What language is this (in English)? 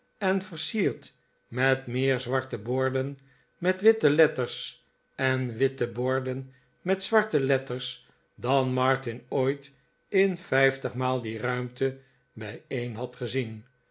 Dutch